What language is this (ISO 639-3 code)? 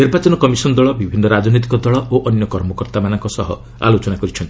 ori